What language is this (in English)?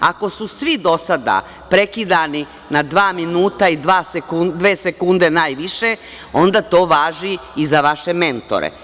Serbian